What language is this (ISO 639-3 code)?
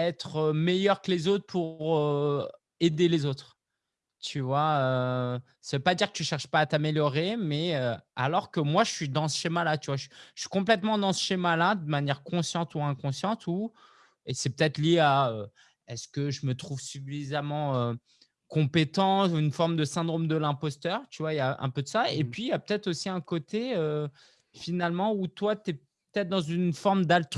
fra